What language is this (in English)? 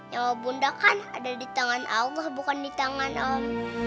Indonesian